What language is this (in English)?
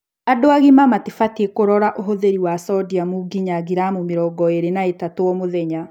Kikuyu